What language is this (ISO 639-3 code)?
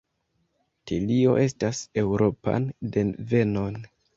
epo